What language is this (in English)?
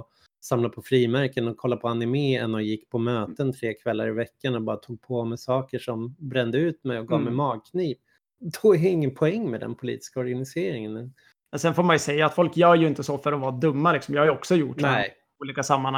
Swedish